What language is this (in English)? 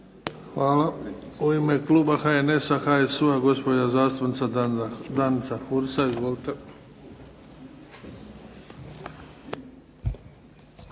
Croatian